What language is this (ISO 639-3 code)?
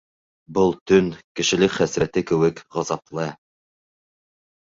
bak